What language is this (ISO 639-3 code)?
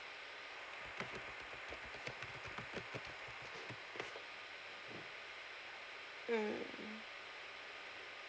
eng